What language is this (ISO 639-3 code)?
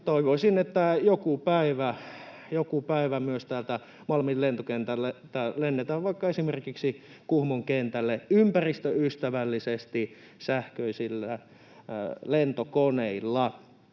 fin